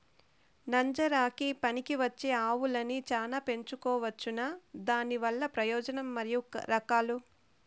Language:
Telugu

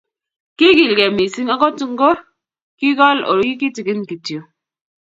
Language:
Kalenjin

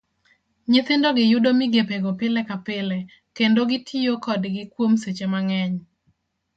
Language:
Luo (Kenya and Tanzania)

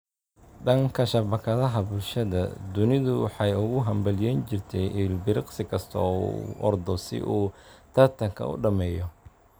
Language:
Somali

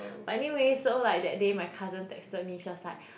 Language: English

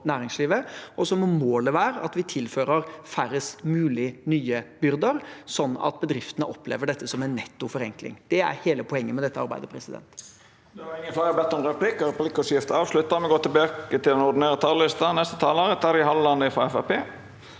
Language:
Norwegian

